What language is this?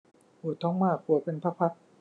Thai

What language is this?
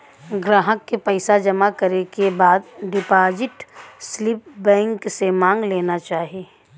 Bhojpuri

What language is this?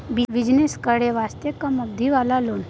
Maithili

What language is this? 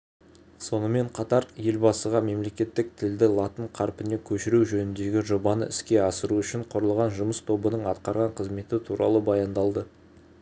Kazakh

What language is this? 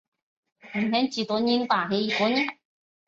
Chinese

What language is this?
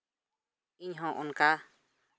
Santali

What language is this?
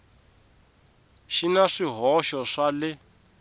Tsonga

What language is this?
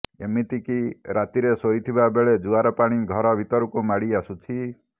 Odia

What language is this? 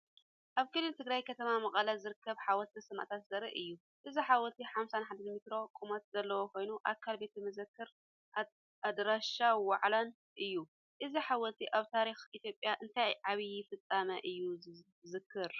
Tigrinya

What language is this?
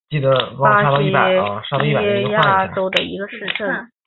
Chinese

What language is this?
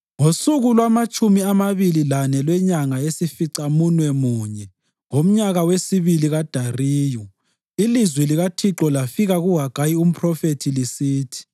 North Ndebele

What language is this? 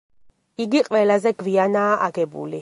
Georgian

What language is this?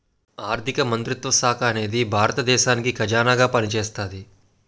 Telugu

